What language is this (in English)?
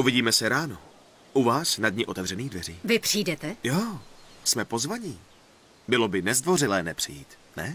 Czech